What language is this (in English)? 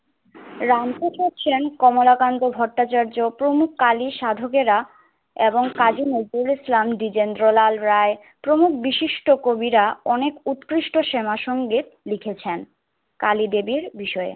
Bangla